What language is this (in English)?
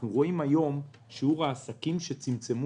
Hebrew